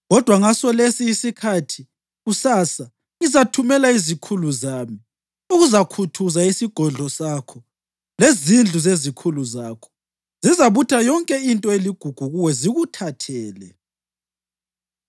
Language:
North Ndebele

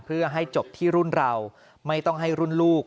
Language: Thai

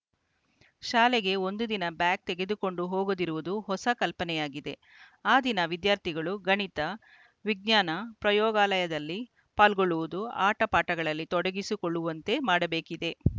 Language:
Kannada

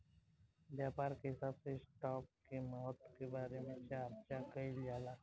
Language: Bhojpuri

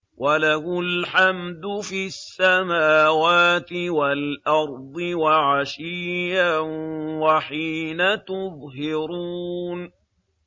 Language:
Arabic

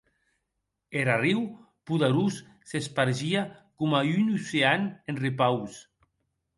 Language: Occitan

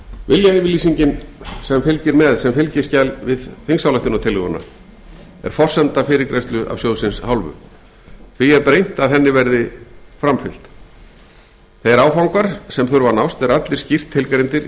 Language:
Icelandic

